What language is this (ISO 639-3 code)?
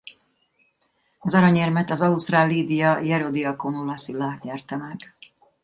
hun